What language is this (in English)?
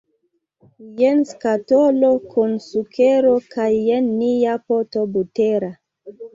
Esperanto